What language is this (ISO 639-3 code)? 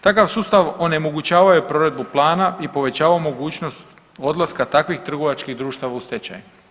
hrv